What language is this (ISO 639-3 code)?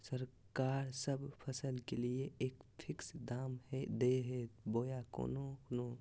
mag